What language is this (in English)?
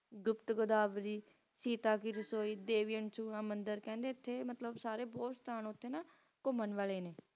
Punjabi